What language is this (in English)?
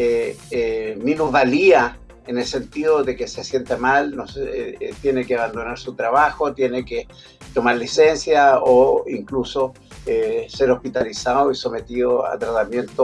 Spanish